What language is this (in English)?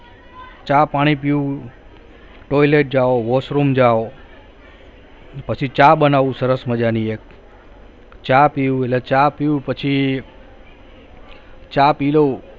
Gujarati